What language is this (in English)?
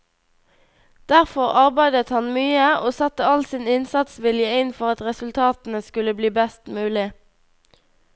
Norwegian